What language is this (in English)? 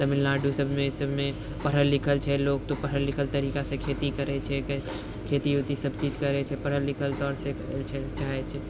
Maithili